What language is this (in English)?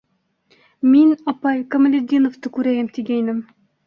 Bashkir